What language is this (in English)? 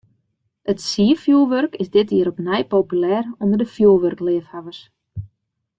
Western Frisian